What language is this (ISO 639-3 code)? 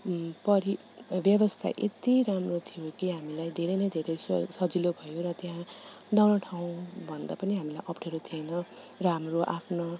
nep